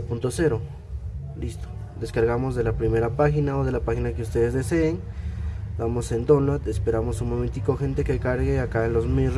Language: Spanish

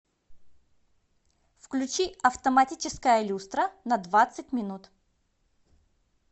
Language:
Russian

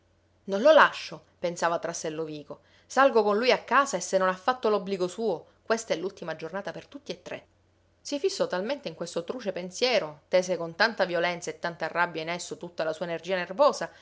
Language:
Italian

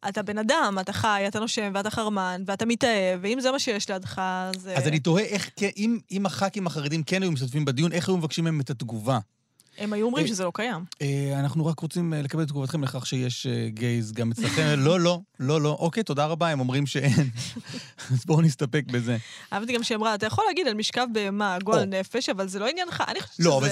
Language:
Hebrew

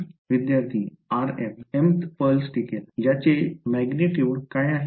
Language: Marathi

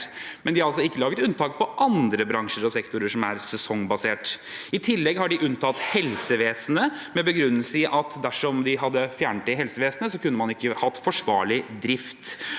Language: Norwegian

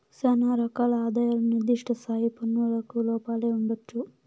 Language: Telugu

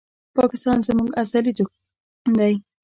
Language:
Pashto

